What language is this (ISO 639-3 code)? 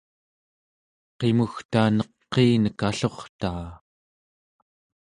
esu